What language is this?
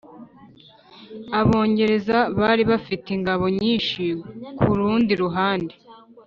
Kinyarwanda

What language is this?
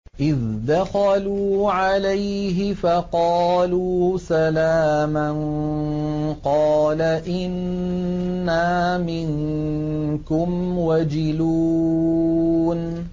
Arabic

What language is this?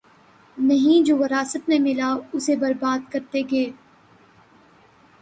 Urdu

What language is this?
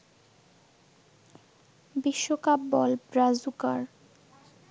Bangla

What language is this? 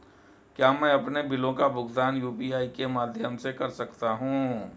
Hindi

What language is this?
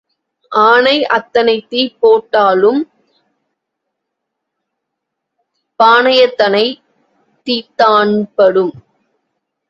Tamil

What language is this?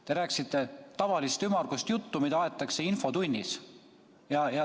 Estonian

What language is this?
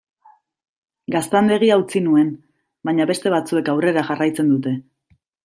Basque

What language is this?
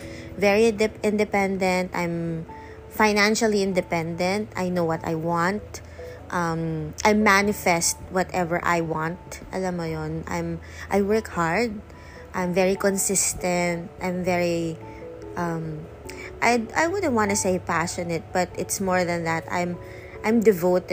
Filipino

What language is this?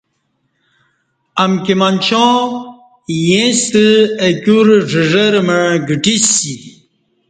Kati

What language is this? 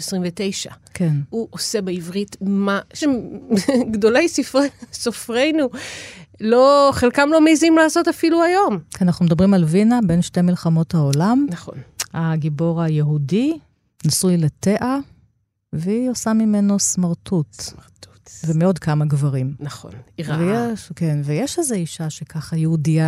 Hebrew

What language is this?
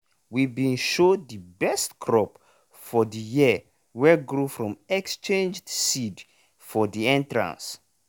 Nigerian Pidgin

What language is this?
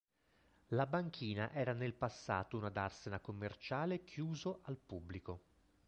Italian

